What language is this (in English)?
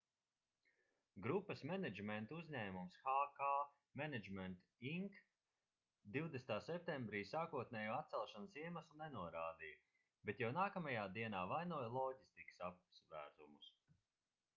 Latvian